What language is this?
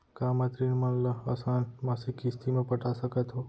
Chhattisgarhi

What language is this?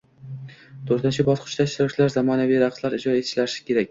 Uzbek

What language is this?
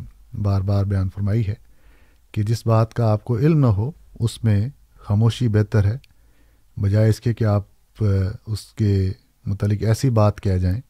Urdu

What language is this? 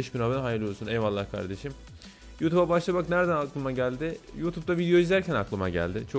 Turkish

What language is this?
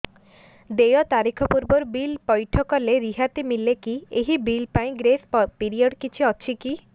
Odia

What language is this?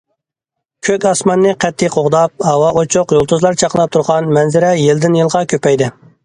Uyghur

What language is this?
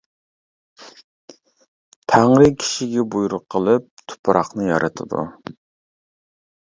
Uyghur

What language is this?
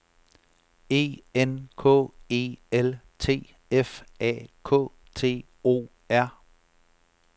Danish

